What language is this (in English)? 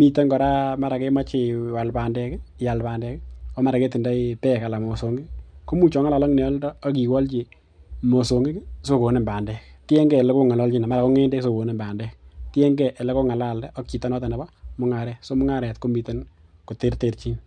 Kalenjin